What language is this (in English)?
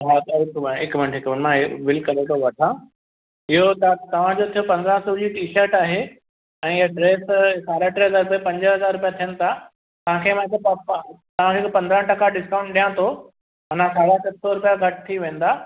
Sindhi